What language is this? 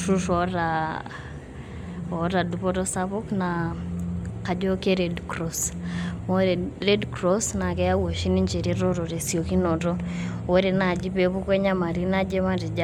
Masai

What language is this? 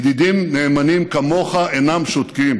Hebrew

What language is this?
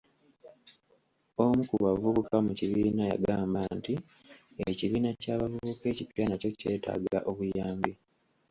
Ganda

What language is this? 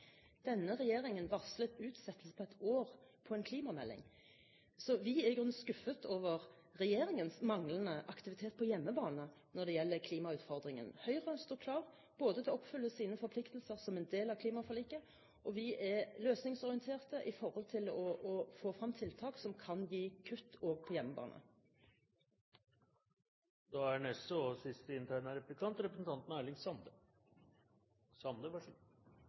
Norwegian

